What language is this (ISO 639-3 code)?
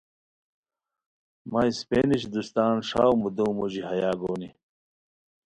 khw